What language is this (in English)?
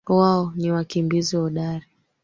Swahili